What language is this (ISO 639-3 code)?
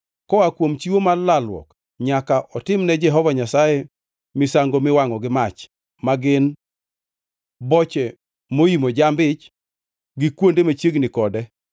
luo